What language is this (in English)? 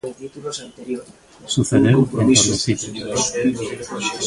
Galician